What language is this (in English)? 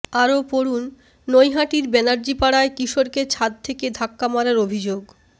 Bangla